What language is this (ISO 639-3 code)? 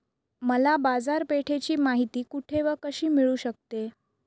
mar